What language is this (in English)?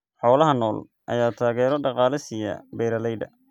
Somali